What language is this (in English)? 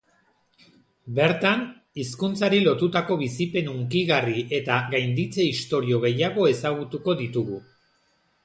Basque